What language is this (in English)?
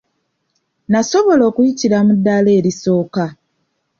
Ganda